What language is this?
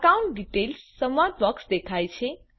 Gujarati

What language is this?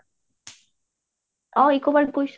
Assamese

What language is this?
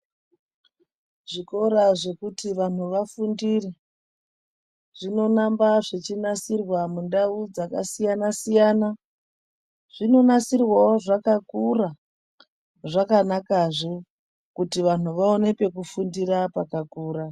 Ndau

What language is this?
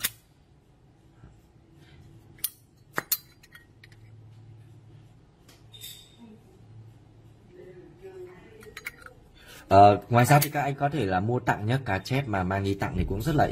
Vietnamese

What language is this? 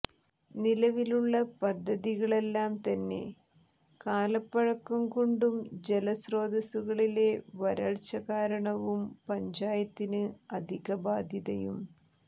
Malayalam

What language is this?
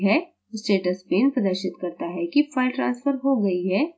Hindi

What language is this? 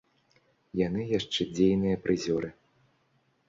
Belarusian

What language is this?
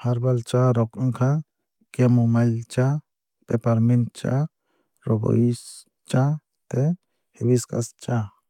Kok Borok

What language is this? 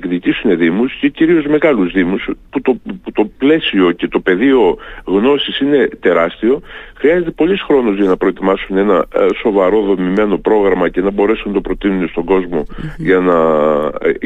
Greek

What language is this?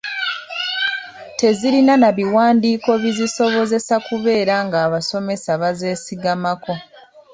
Ganda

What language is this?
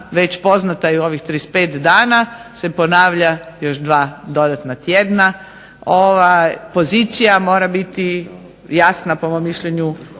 Croatian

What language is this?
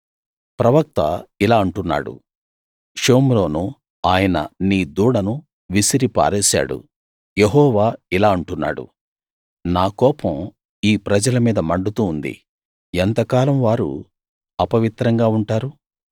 Telugu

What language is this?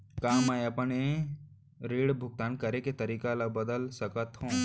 Chhattisgarhi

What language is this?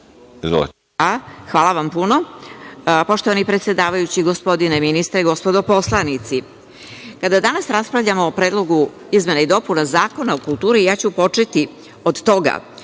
Serbian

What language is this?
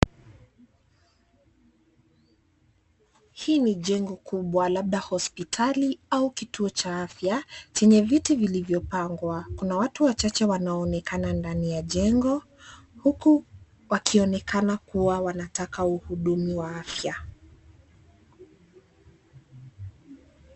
Swahili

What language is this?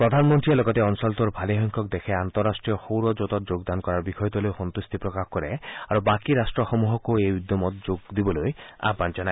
Assamese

